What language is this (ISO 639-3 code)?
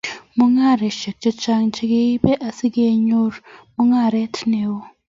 kln